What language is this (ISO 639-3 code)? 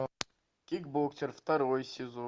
rus